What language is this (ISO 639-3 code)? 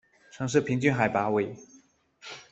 zho